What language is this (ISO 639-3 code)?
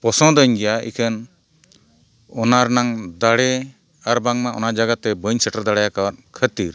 sat